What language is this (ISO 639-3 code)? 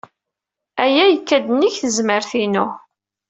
kab